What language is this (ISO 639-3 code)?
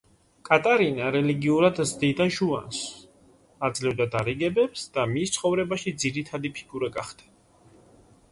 kat